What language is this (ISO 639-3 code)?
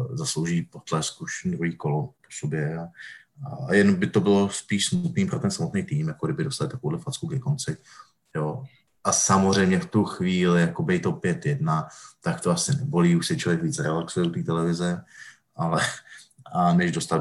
ces